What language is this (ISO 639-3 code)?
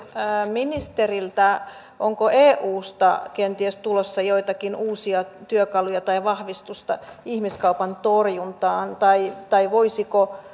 fin